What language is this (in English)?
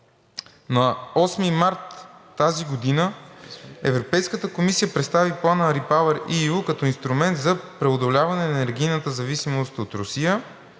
Bulgarian